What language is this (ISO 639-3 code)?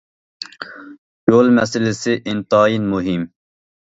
uig